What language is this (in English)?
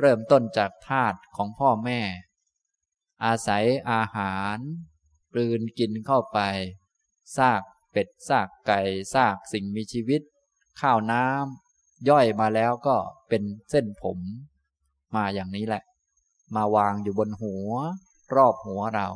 Thai